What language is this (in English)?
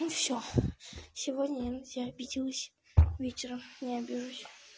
Russian